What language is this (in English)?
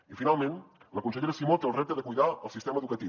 Catalan